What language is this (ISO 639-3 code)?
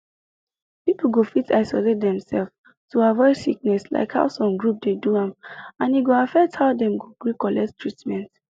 pcm